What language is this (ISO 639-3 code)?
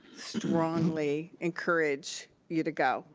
eng